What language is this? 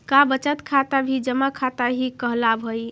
Magahi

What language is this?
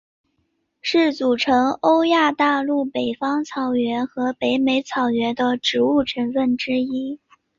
Chinese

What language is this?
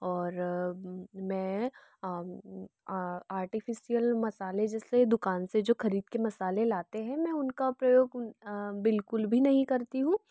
Hindi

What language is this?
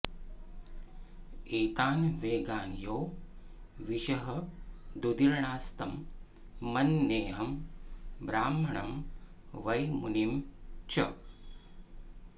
Sanskrit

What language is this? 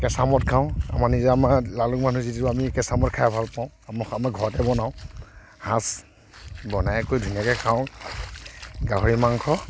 Assamese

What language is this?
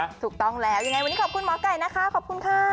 Thai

